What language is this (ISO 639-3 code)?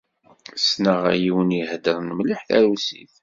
kab